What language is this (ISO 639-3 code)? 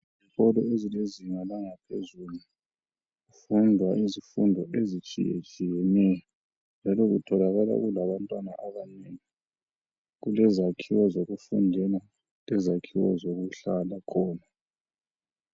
nde